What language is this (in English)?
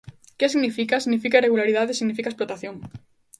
Galician